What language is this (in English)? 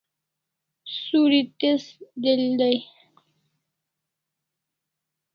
Kalasha